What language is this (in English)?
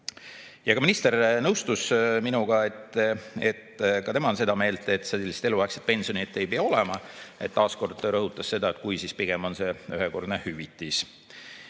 Estonian